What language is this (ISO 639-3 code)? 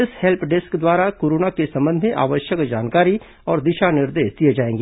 hin